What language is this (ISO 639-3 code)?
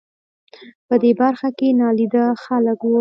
pus